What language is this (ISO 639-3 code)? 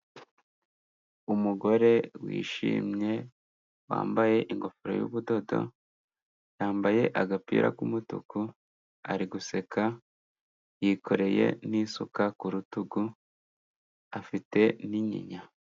kin